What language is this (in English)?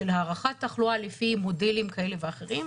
Hebrew